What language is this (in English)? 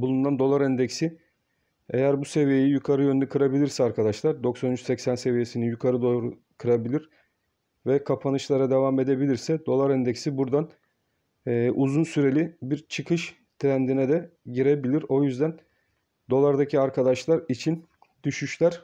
Turkish